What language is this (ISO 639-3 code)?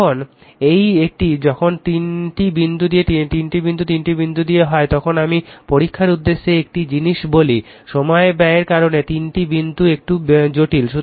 ben